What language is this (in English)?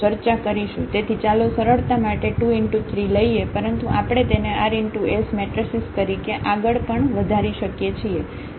Gujarati